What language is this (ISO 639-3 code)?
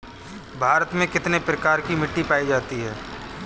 hin